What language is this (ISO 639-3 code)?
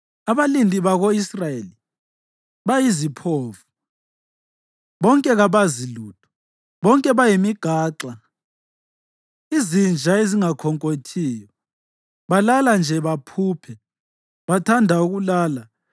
nde